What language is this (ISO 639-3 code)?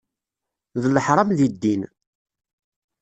kab